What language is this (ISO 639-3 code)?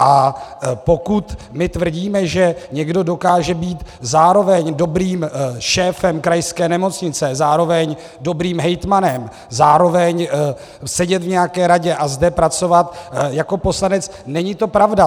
ces